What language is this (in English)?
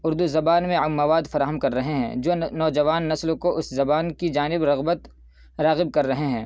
Urdu